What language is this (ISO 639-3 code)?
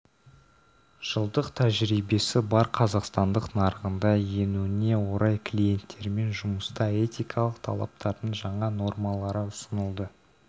kaz